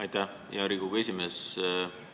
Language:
Estonian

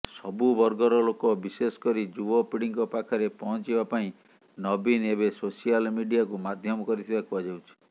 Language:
Odia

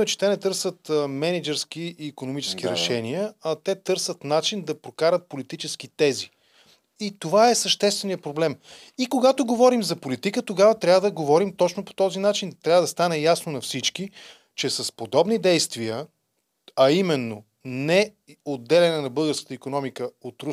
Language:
Bulgarian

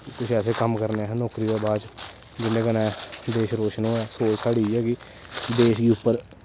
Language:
Dogri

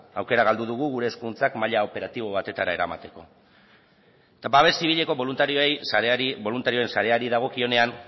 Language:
Basque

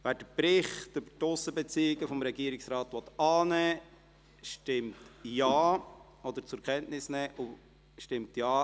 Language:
Swiss German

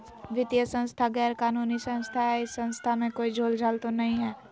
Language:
Magahi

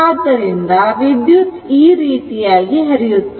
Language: Kannada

